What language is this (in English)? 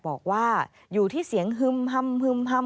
Thai